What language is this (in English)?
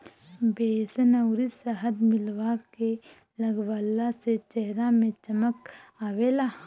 Bhojpuri